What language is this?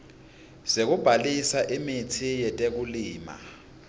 Swati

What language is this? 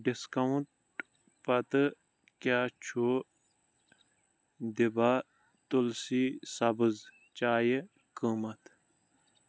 Kashmiri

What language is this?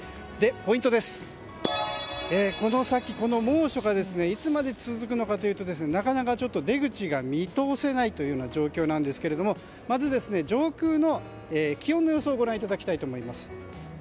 Japanese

